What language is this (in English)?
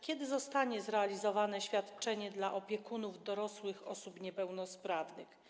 Polish